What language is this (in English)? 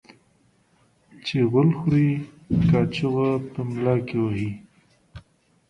Pashto